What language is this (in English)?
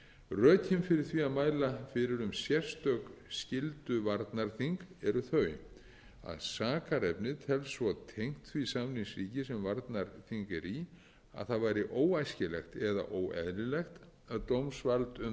Icelandic